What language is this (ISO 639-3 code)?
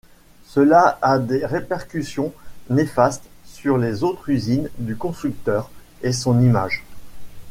fra